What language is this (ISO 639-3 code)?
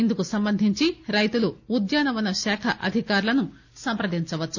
tel